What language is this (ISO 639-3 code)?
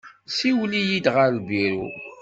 kab